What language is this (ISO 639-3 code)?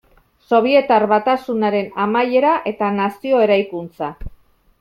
eus